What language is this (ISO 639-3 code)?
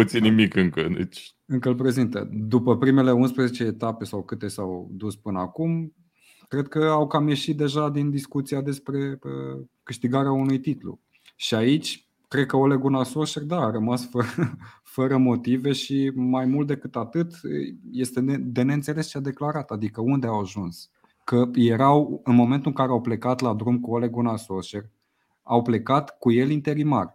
ron